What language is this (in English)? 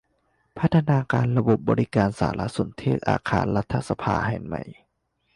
Thai